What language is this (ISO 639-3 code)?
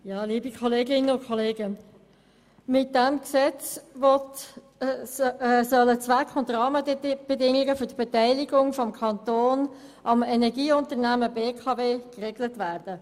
gsw